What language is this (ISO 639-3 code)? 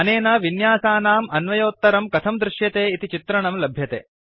san